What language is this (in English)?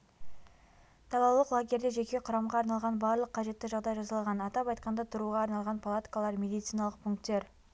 Kazakh